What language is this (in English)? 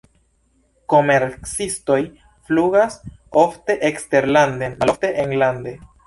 Esperanto